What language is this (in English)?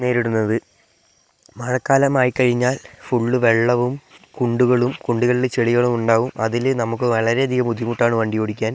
Malayalam